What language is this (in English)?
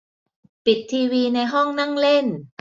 Thai